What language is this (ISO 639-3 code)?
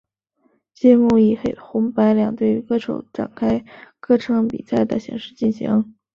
zho